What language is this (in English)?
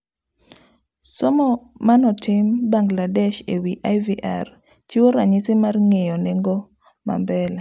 Luo (Kenya and Tanzania)